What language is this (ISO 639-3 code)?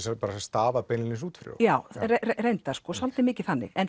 isl